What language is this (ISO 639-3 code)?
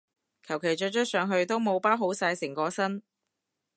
yue